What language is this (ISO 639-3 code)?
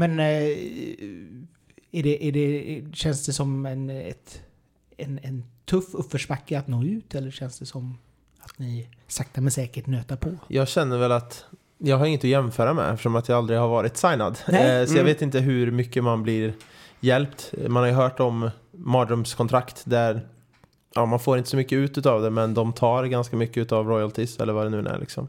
swe